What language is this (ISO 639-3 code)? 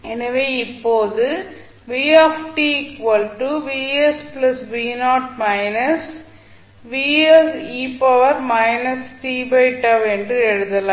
tam